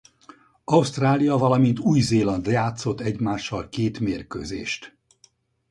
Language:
Hungarian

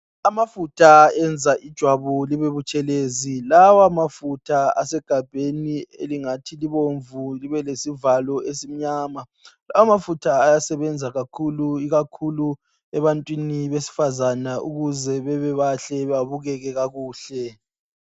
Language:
North Ndebele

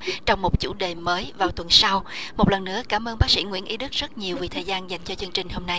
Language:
Vietnamese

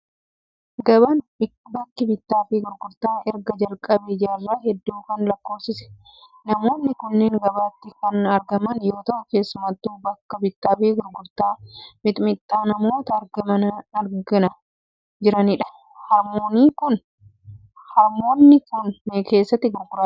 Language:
Oromo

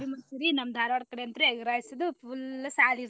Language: Kannada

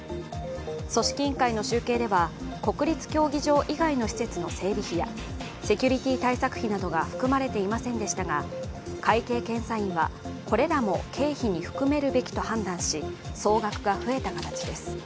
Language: Japanese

